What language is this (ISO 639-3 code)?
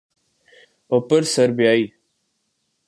urd